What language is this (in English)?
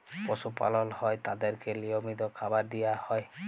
Bangla